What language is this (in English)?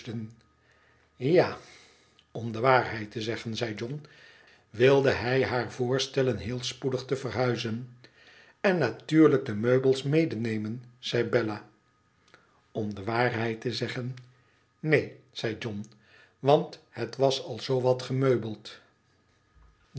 Dutch